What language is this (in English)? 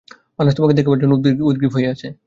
Bangla